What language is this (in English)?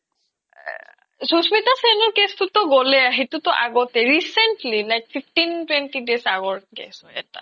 Assamese